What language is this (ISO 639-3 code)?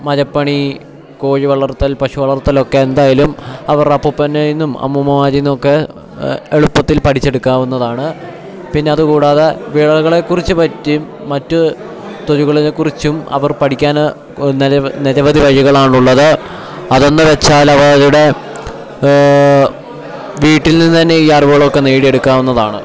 mal